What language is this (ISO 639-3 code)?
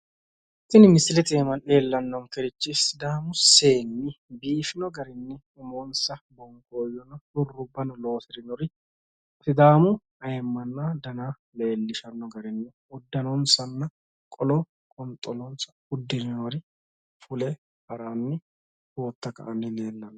sid